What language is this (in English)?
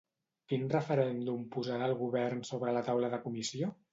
Catalan